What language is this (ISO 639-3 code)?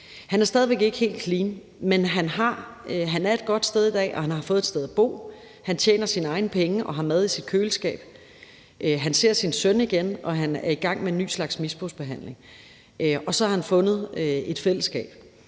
dan